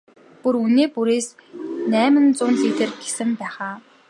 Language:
Mongolian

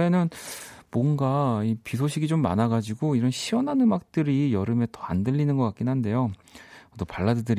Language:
Korean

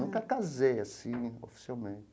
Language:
Portuguese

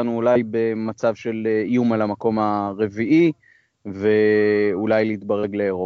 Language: Hebrew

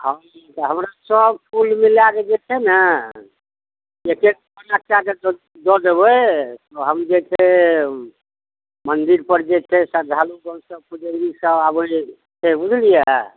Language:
Maithili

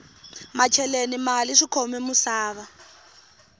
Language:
Tsonga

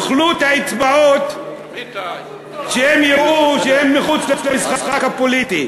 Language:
Hebrew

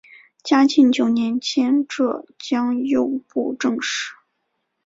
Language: Chinese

